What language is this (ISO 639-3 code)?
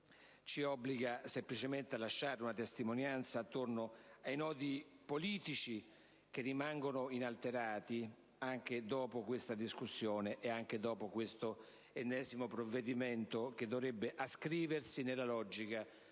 ita